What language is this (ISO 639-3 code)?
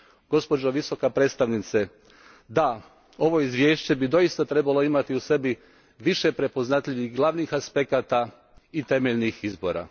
hrv